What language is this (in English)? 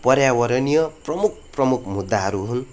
Nepali